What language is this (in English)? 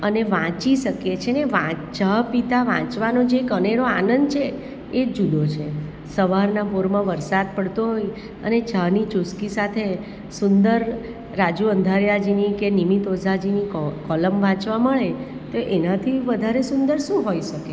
Gujarati